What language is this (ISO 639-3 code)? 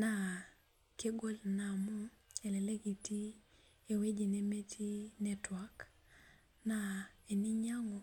mas